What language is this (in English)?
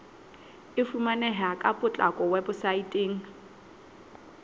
Southern Sotho